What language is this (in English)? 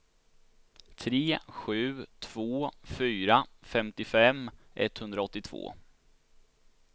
Swedish